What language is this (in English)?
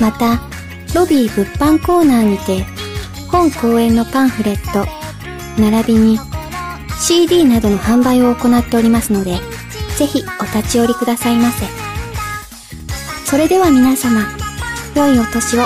Japanese